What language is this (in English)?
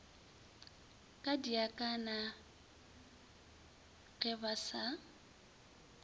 Northern Sotho